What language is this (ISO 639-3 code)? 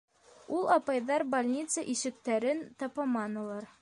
bak